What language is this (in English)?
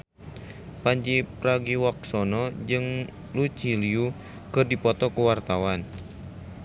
Sundanese